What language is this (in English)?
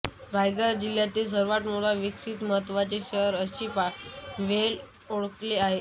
Marathi